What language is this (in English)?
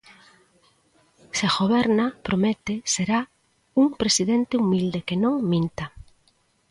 Galician